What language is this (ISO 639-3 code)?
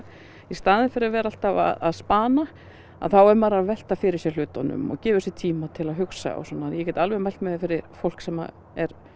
isl